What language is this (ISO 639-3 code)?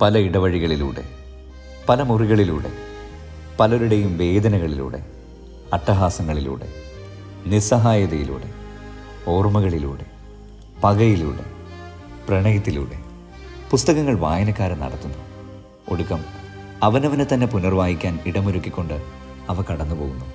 mal